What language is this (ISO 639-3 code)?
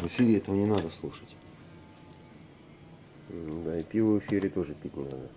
rus